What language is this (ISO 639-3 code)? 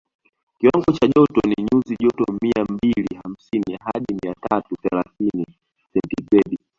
swa